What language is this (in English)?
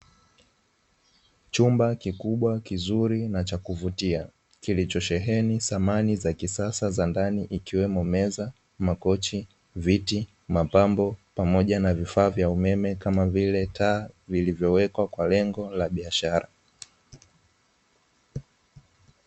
Swahili